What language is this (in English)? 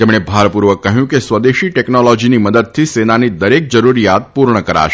Gujarati